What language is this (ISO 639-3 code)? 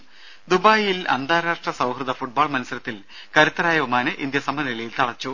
mal